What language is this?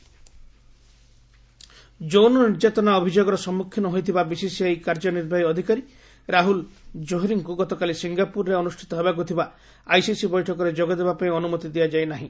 Odia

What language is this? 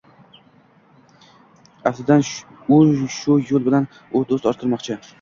Uzbek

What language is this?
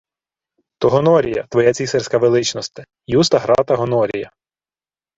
Ukrainian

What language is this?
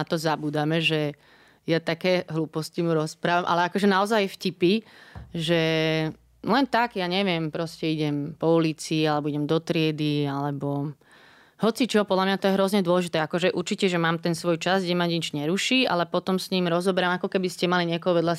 Slovak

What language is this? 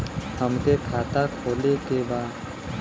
Bhojpuri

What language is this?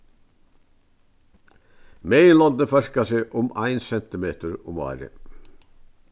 Faroese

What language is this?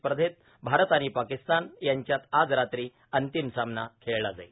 Marathi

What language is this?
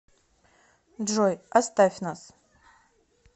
Russian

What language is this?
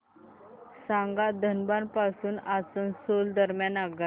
Marathi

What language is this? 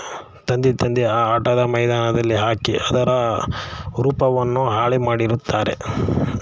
Kannada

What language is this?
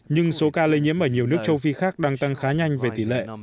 Vietnamese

